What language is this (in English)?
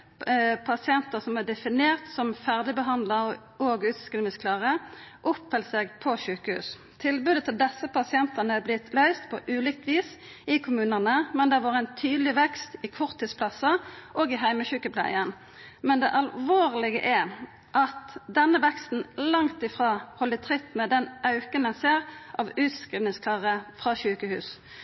Norwegian Nynorsk